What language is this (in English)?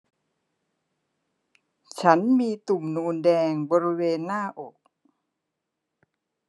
Thai